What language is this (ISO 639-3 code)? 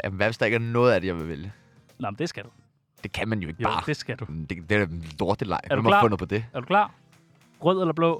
dan